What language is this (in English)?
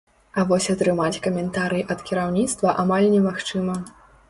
Belarusian